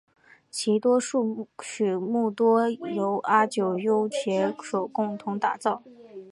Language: Chinese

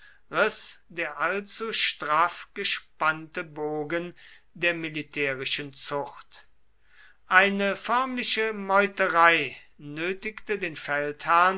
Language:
German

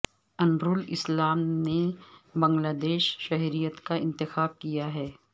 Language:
Urdu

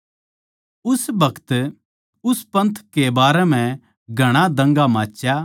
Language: Haryanvi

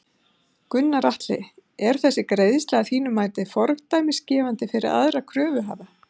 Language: Icelandic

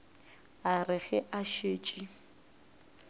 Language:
Northern Sotho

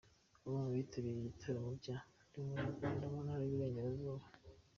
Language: Kinyarwanda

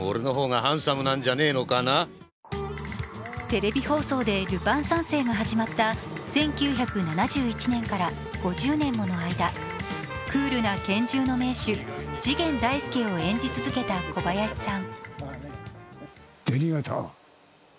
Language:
Japanese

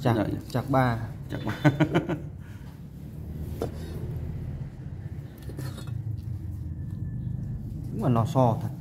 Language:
Vietnamese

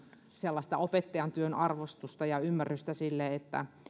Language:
Finnish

